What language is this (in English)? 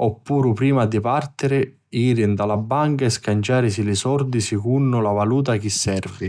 Sicilian